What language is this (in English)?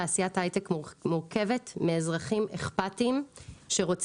Hebrew